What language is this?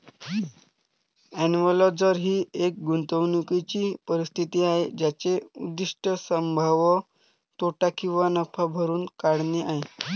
Marathi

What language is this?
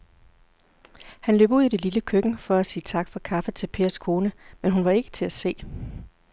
Danish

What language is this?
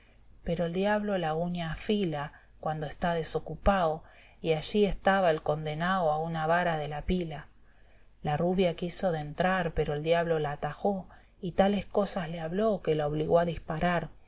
Spanish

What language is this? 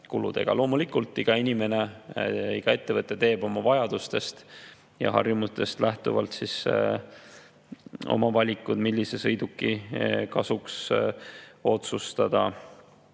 Estonian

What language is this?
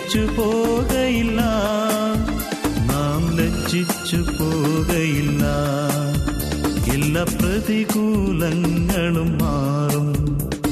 Malayalam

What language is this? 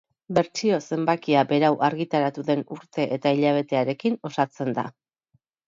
Basque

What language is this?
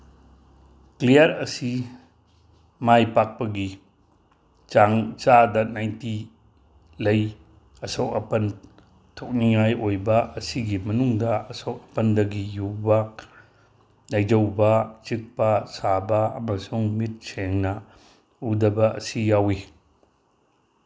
Manipuri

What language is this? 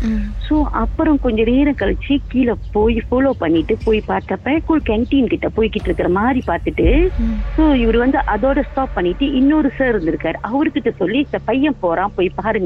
Tamil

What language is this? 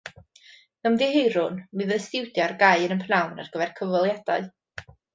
Welsh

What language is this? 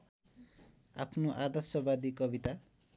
Nepali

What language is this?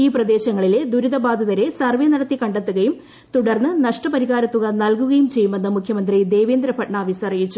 Malayalam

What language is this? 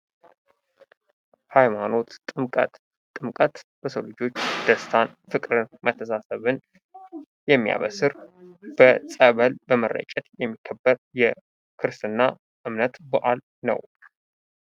Amharic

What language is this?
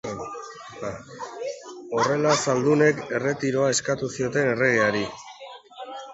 Basque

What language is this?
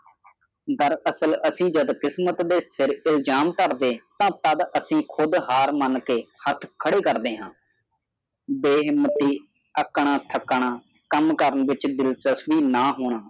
Punjabi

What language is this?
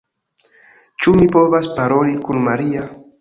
Esperanto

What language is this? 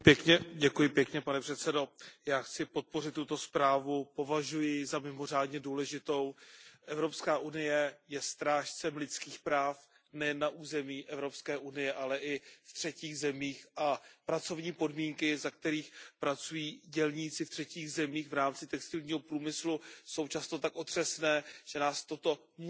Czech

